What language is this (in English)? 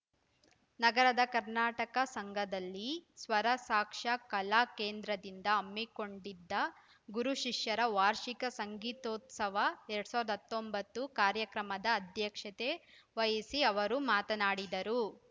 Kannada